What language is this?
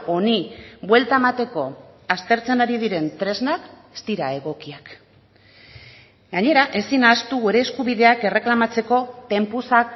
Basque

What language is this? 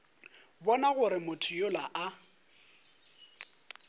Northern Sotho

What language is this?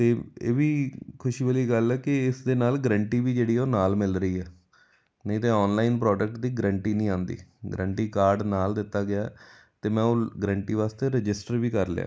Punjabi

